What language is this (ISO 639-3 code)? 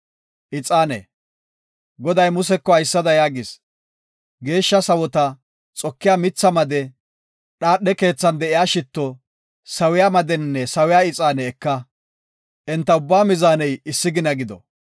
gof